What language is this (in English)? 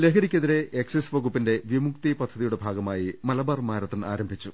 Malayalam